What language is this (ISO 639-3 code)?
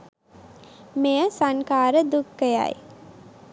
sin